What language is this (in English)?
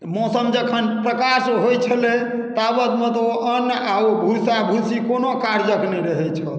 Maithili